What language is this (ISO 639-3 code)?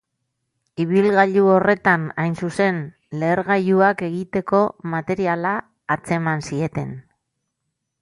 eus